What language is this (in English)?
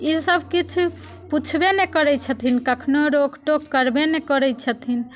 Maithili